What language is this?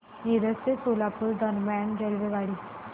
Marathi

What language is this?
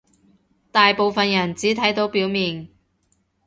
Cantonese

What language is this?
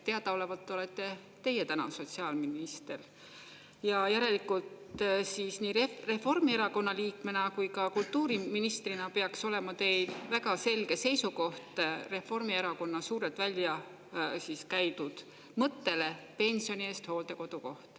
Estonian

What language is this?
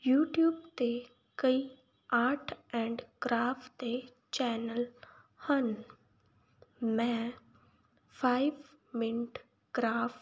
Punjabi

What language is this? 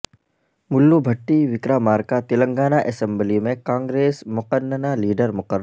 Urdu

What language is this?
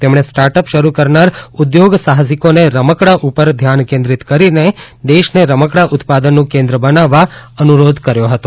Gujarati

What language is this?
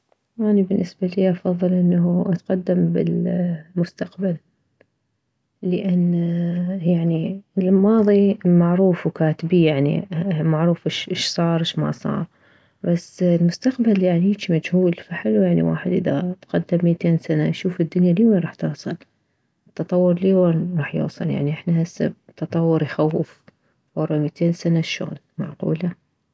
Mesopotamian Arabic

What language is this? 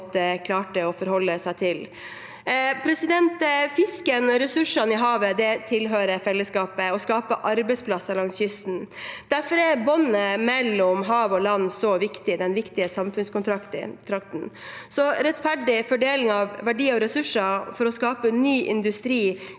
Norwegian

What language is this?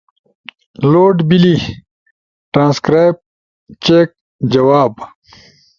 Ushojo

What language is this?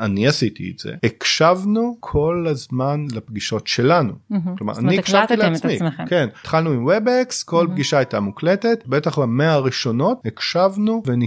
Hebrew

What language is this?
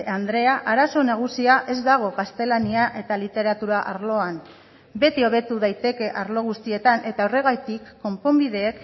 Basque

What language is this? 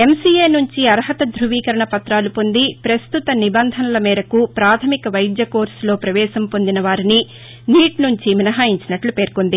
Telugu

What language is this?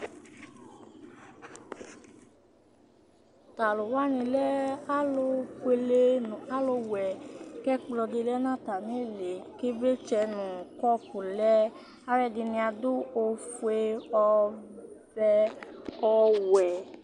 Ikposo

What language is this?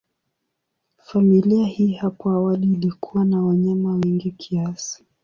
Swahili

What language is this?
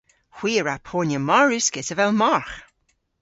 Cornish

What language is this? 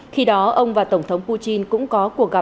Vietnamese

